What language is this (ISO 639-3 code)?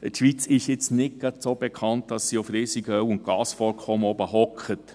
gsw